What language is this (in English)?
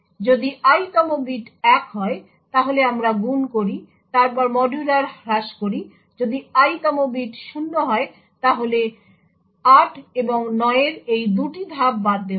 Bangla